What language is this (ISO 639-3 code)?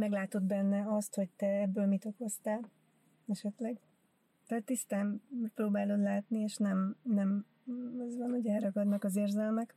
hun